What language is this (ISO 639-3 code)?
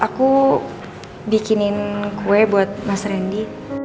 ind